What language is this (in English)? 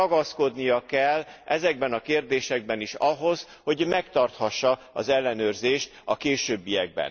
Hungarian